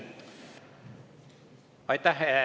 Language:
Estonian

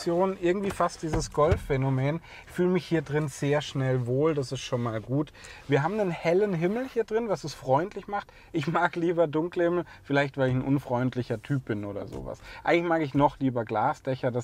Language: German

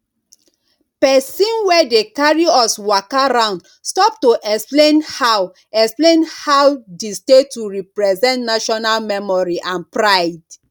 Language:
Nigerian Pidgin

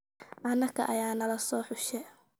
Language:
Somali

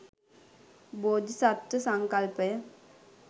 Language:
Sinhala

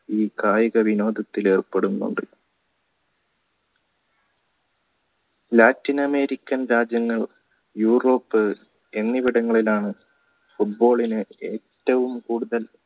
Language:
Malayalam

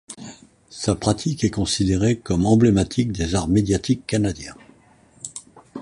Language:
French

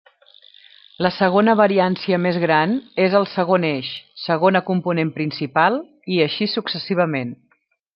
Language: Catalan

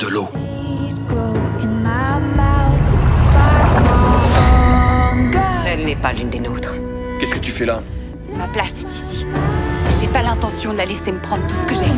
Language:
French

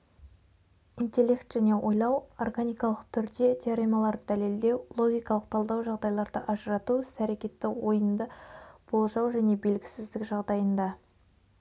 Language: Kazakh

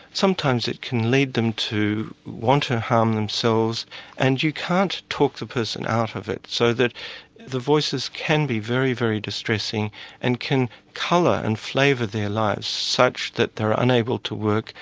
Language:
English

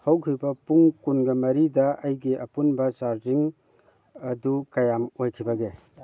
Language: Manipuri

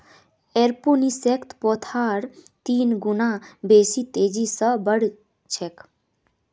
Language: Magahi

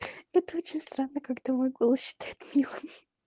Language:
Russian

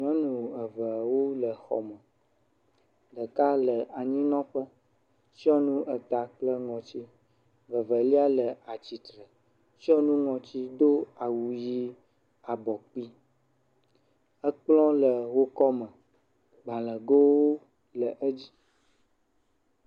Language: Ewe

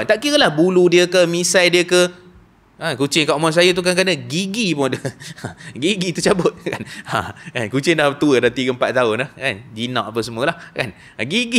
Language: Malay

